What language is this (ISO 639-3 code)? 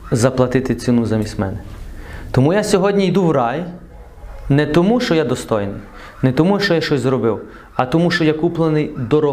ukr